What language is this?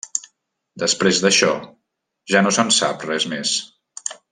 Catalan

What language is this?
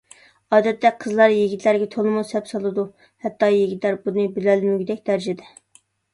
Uyghur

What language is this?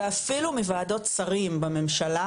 Hebrew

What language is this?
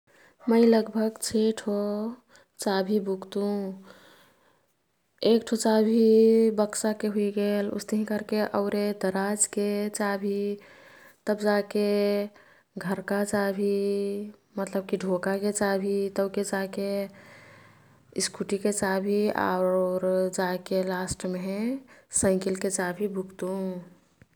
Kathoriya Tharu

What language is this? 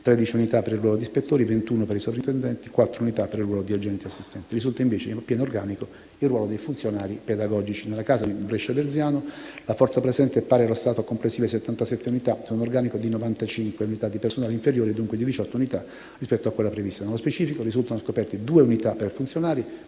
Italian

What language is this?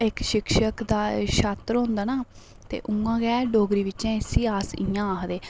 Dogri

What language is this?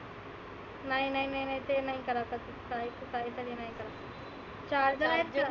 Marathi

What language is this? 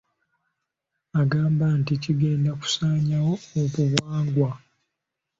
Ganda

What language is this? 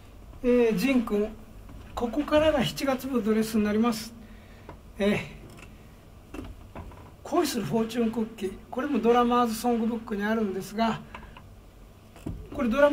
Japanese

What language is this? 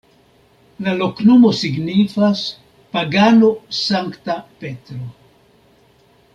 Esperanto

